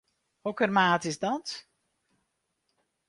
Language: Western Frisian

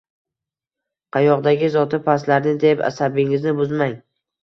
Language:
Uzbek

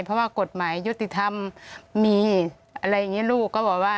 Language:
Thai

